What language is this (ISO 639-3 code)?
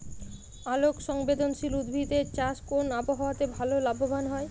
ben